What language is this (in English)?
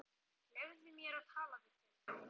Icelandic